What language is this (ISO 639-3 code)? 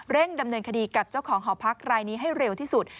tha